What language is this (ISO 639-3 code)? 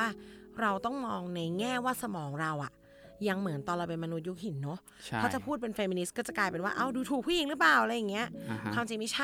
tha